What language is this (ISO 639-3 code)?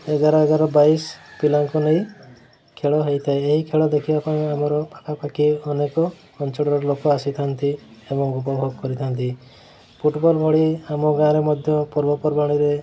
ori